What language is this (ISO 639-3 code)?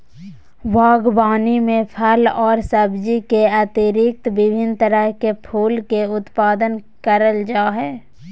mag